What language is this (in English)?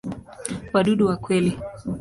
Swahili